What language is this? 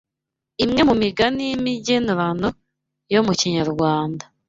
Kinyarwanda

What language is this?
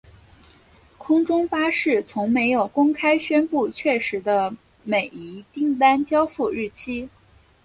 Chinese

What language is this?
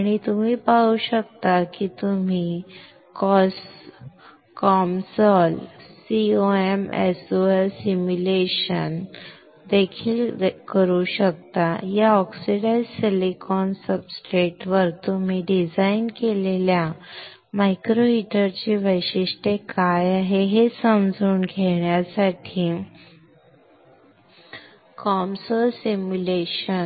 Marathi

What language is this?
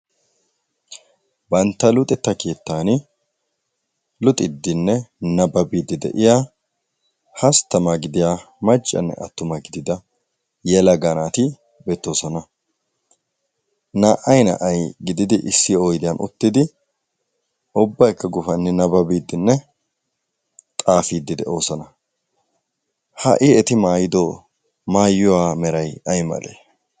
Wolaytta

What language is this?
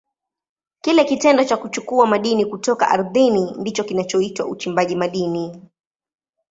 Swahili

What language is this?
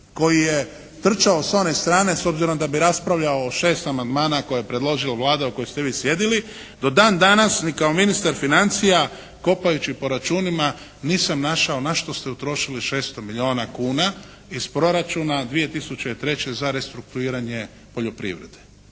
Croatian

